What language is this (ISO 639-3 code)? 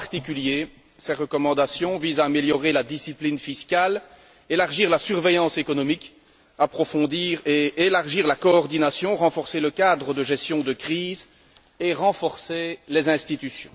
fra